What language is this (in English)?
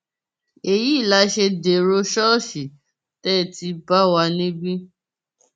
Yoruba